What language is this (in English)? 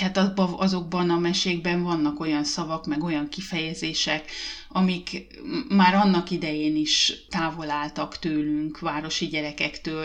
Hungarian